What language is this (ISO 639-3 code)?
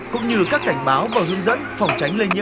vie